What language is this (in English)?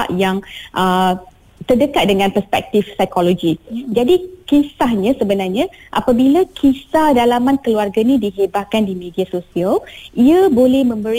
Malay